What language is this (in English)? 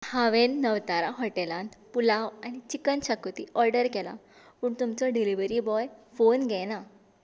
Konkani